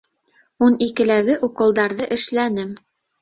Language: Bashkir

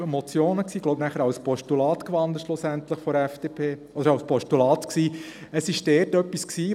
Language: Swiss German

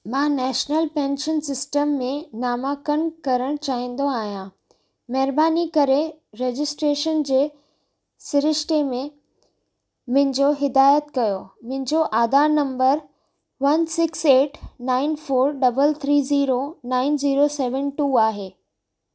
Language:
Sindhi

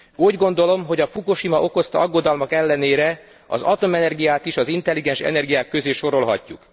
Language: Hungarian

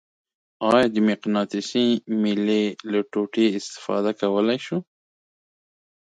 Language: Pashto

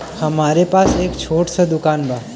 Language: Bhojpuri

